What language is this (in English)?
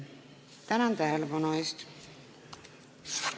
Estonian